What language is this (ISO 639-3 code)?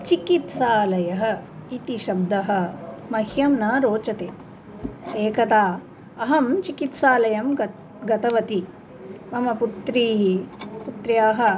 san